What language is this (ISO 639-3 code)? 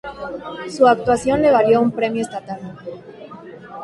spa